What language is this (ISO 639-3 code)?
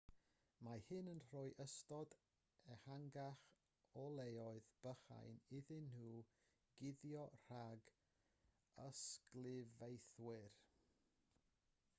cym